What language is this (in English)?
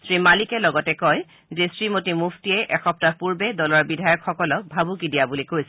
Assamese